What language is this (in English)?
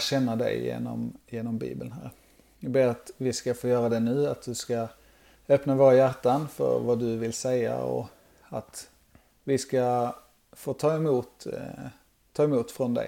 Swedish